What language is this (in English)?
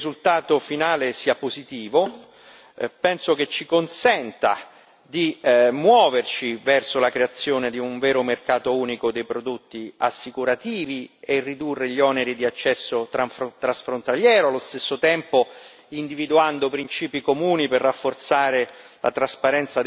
Italian